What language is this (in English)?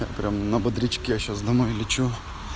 Russian